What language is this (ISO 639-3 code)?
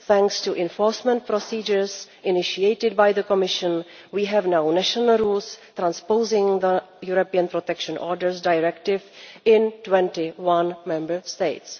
eng